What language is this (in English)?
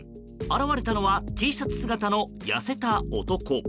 Japanese